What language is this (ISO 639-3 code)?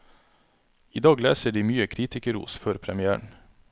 nor